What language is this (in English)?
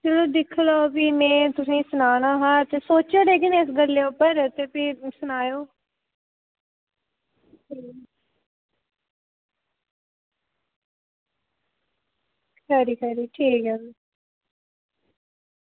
Dogri